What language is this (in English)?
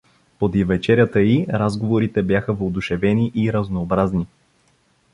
Bulgarian